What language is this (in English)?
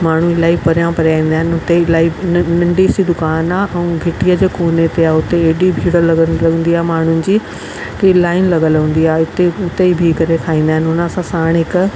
Sindhi